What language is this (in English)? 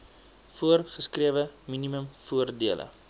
Afrikaans